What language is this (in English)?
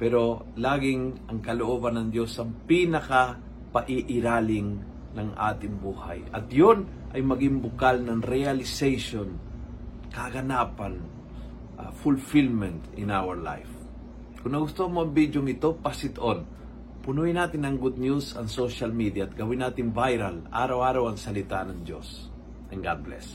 Filipino